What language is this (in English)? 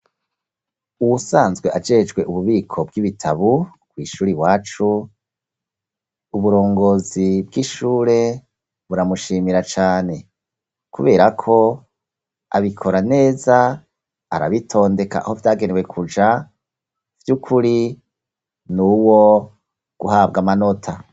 Rundi